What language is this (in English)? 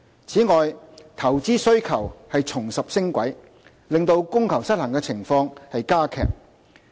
Cantonese